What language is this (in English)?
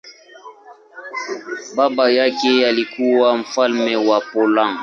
Swahili